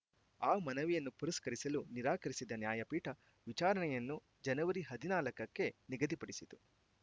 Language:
Kannada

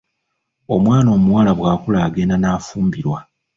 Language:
Ganda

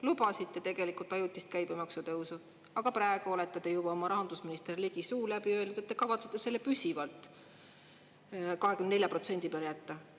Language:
Estonian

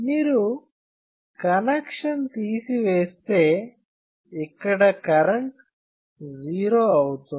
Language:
Telugu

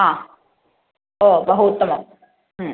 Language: Sanskrit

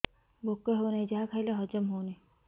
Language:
Odia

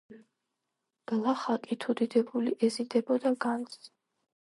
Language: Georgian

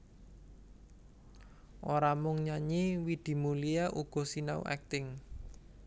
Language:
Javanese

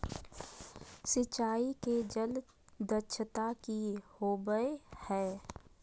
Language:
Magahi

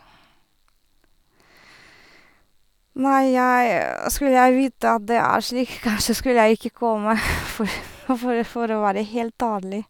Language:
Norwegian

